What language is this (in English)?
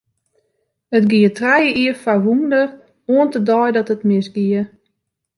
Western Frisian